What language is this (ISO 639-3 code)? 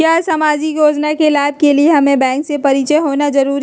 mag